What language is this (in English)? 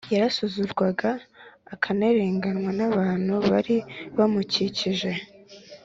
Kinyarwanda